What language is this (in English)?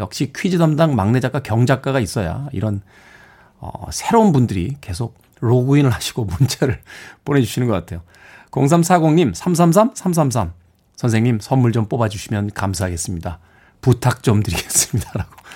Korean